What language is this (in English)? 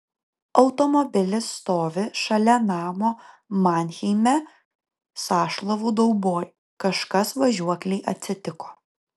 Lithuanian